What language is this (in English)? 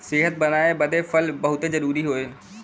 Bhojpuri